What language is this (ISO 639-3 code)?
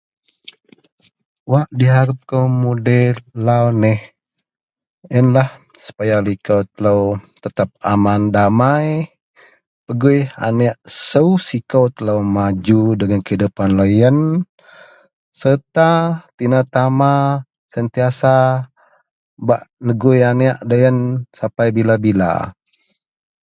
mel